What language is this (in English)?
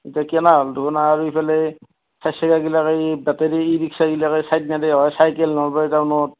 Assamese